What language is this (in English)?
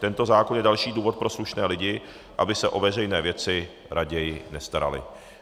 Czech